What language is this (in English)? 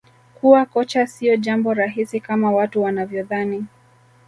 Swahili